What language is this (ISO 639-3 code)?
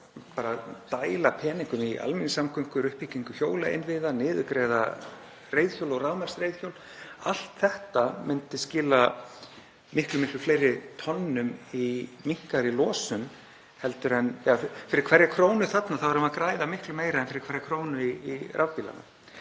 isl